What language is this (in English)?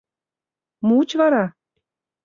Mari